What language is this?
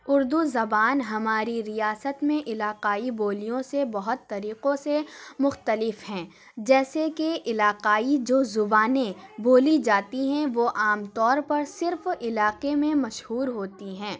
Urdu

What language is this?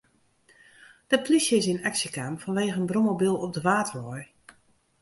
Western Frisian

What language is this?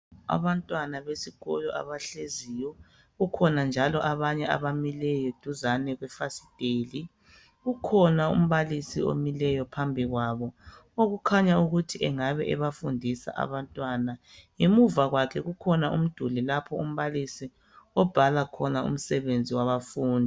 North Ndebele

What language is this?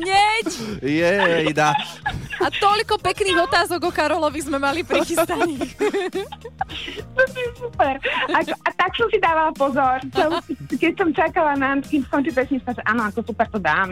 Slovak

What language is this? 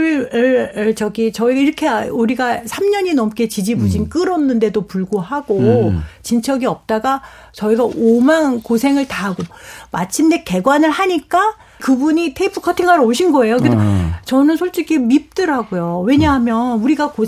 Korean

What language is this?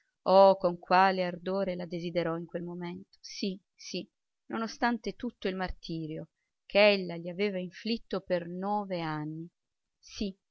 Italian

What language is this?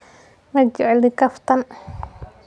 Somali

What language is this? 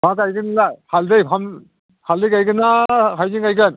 Bodo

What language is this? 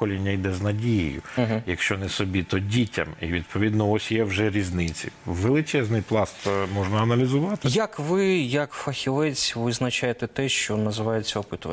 Ukrainian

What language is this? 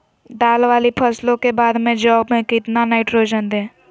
Magahi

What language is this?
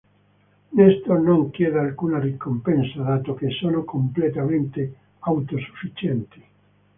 Italian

